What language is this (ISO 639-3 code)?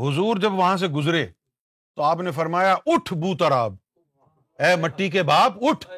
urd